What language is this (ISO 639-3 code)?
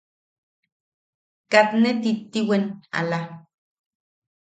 yaq